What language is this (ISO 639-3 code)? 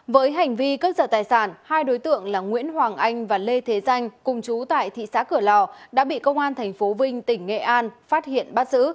vie